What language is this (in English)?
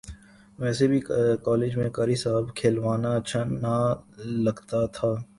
Urdu